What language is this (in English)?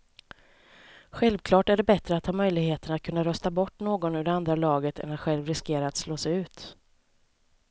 Swedish